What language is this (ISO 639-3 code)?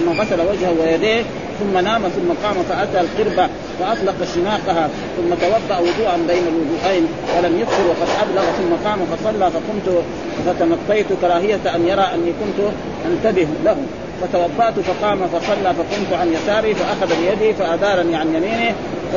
ara